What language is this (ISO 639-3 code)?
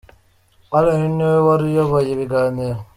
kin